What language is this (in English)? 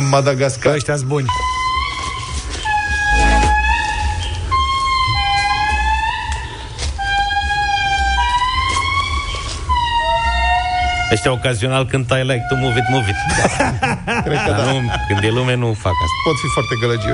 Romanian